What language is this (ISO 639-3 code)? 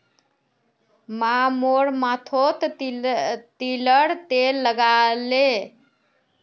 mag